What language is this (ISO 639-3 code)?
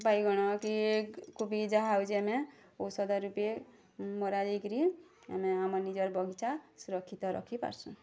ori